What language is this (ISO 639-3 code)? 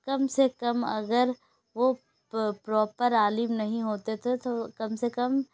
urd